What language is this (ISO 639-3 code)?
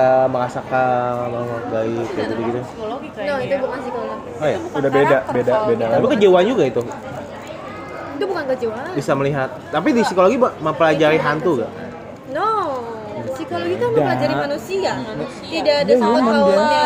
ind